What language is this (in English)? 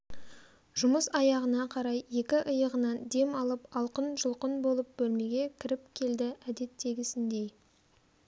Kazakh